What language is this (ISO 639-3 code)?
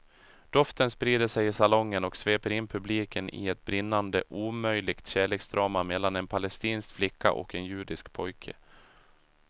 swe